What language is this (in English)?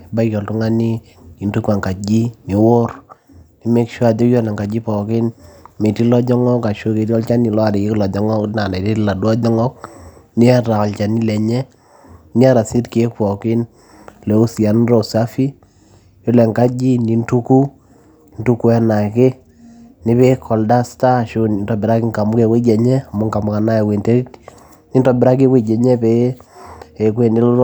Masai